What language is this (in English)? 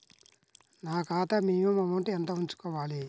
Telugu